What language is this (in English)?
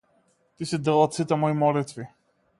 Macedonian